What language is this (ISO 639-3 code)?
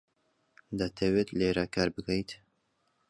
ckb